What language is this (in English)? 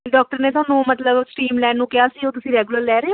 Punjabi